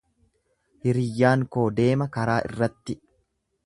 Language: Oromo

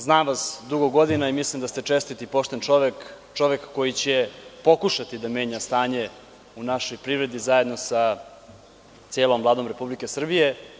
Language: Serbian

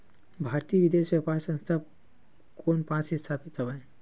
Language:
Chhattisgarhi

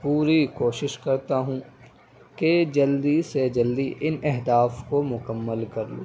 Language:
Urdu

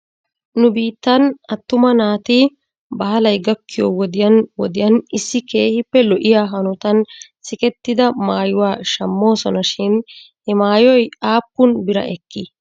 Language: Wolaytta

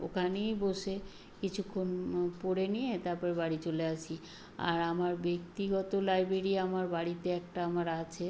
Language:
Bangla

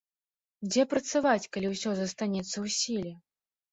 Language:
Belarusian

